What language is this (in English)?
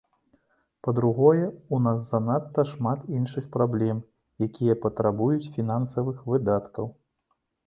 Belarusian